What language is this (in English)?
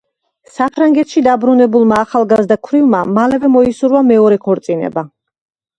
Georgian